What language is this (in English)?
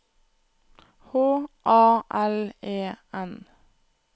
Norwegian